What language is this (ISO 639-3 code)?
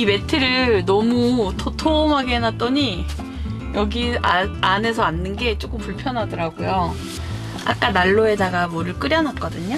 kor